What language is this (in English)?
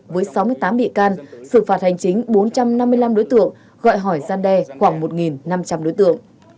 Vietnamese